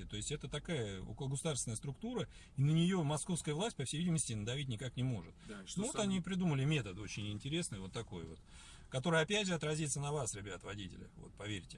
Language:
Russian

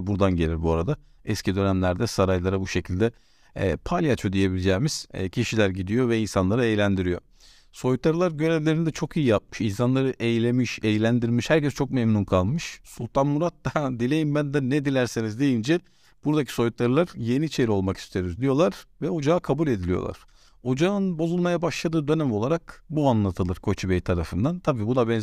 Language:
Turkish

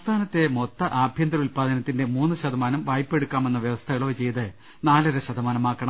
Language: Malayalam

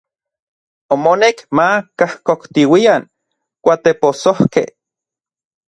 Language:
Orizaba Nahuatl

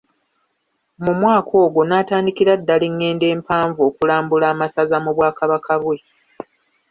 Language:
Ganda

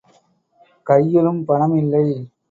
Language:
Tamil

